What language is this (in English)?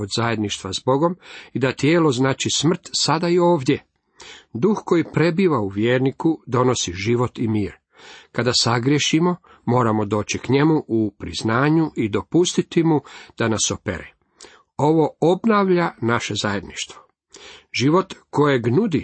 Croatian